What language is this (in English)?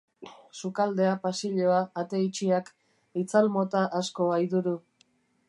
Basque